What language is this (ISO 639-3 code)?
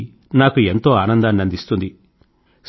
tel